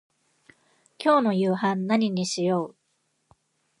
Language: Japanese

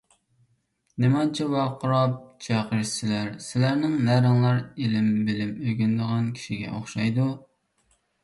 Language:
Uyghur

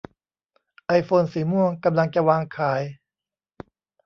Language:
Thai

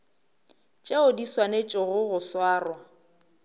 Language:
Northern Sotho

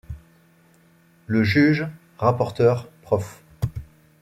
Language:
French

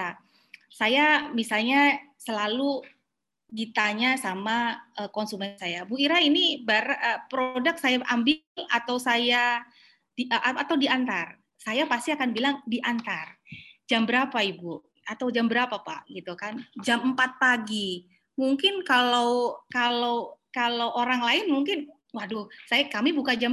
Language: Indonesian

